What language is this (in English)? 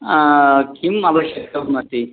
Sanskrit